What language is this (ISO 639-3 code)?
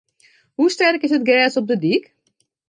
fry